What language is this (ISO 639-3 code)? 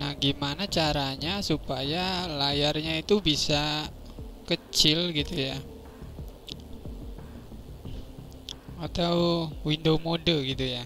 ind